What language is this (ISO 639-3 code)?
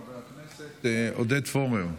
heb